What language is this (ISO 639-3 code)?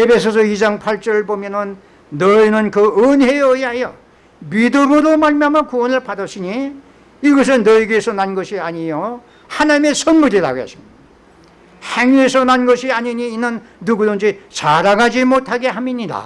kor